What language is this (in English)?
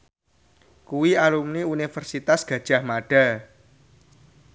Javanese